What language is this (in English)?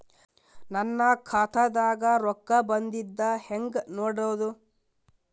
Kannada